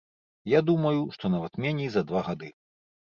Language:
Belarusian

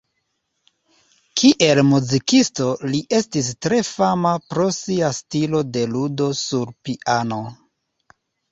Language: Esperanto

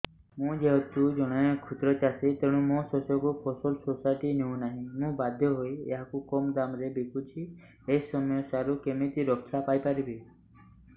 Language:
Odia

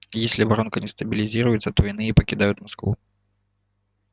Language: Russian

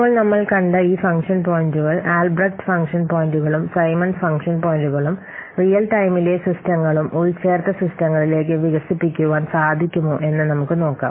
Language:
Malayalam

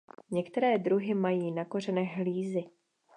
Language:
Czech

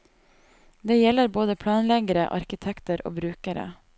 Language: Norwegian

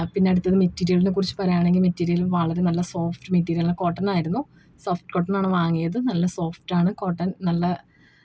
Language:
Malayalam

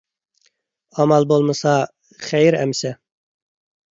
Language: Uyghur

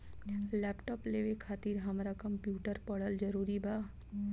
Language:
Bhojpuri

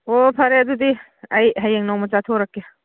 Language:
Manipuri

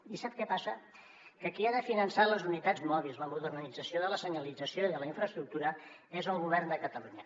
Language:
Catalan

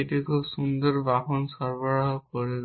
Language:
Bangla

